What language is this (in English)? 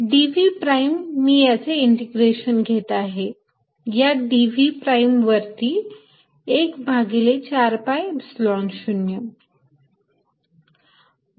Marathi